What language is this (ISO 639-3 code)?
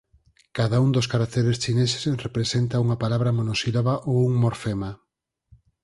glg